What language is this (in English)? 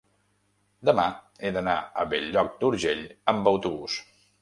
Catalan